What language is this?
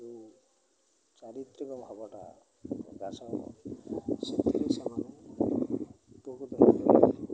Odia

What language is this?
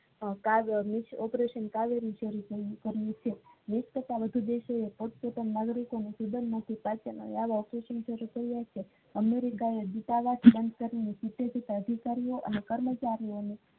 Gujarati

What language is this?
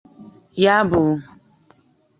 Igbo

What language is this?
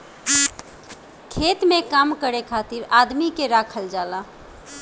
Bhojpuri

